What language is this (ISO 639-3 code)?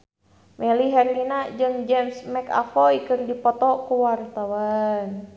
sun